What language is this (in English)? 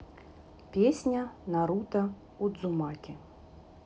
Russian